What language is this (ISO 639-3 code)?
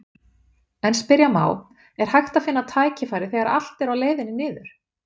isl